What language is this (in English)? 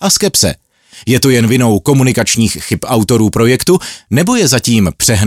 Czech